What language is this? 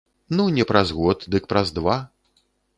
Belarusian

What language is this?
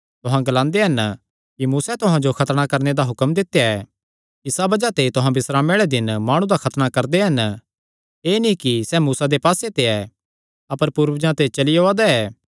Kangri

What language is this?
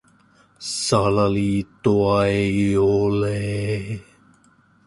Finnish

